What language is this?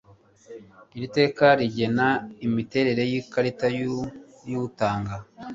Kinyarwanda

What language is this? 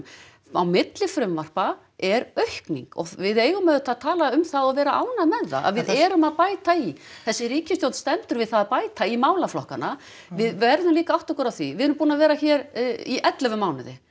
Icelandic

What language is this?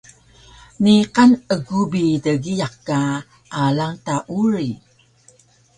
Taroko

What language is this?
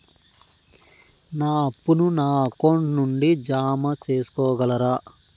Telugu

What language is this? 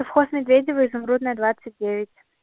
Russian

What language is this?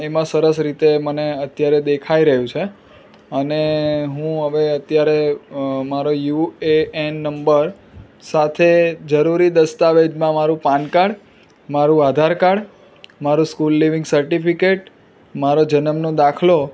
Gujarati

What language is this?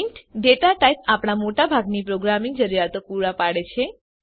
Gujarati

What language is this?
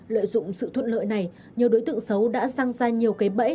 Vietnamese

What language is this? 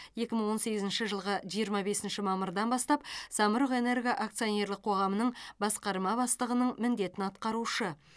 Kazakh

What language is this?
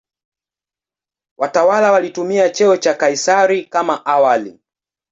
Swahili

